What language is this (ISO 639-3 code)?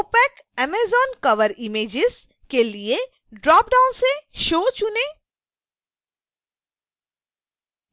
hin